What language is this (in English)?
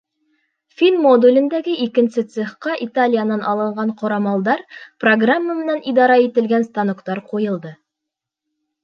Bashkir